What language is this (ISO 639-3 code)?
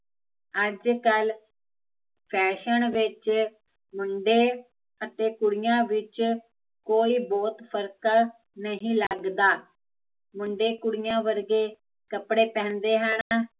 pan